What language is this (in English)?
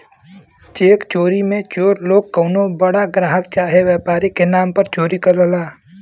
Bhojpuri